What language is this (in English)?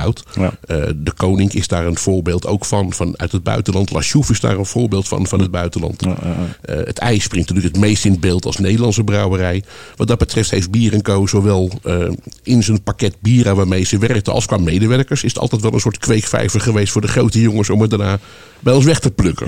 Dutch